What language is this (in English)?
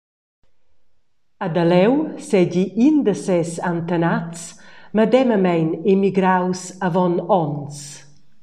Romansh